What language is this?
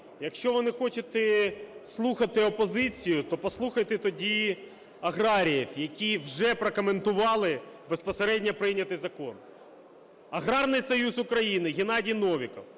Ukrainian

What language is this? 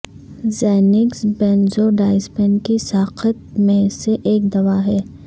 Urdu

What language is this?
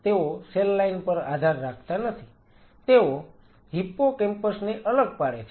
Gujarati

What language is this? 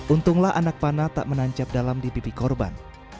Indonesian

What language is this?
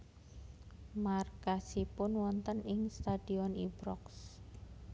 Javanese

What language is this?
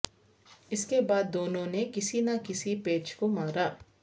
Urdu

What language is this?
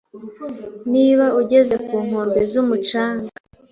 Kinyarwanda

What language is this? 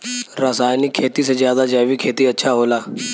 Bhojpuri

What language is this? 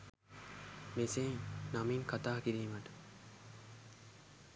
Sinhala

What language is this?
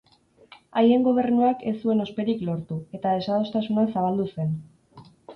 Basque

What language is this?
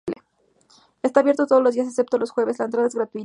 Spanish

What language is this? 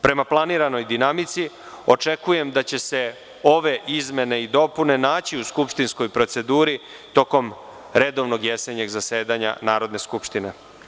Serbian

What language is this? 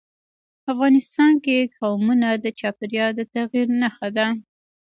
Pashto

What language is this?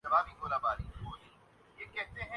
Urdu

